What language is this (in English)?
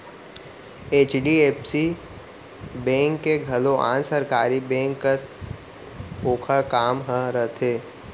Chhattisgarhi